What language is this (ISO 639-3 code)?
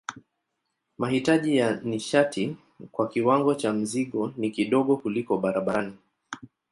swa